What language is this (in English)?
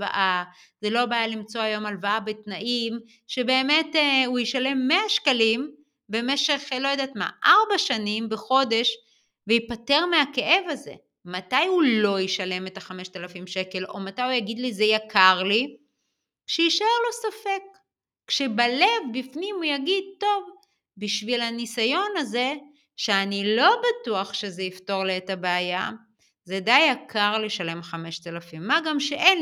Hebrew